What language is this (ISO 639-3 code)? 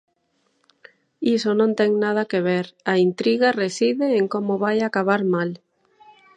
glg